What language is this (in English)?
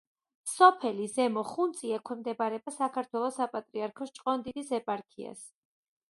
Georgian